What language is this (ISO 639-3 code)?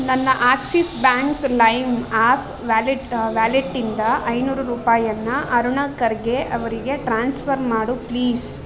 kan